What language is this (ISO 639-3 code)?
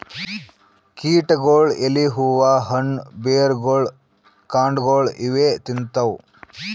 kan